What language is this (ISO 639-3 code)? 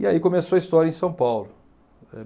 por